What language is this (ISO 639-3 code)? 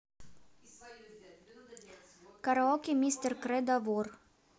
rus